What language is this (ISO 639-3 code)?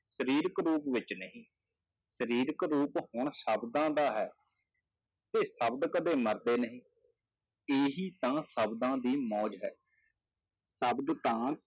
pan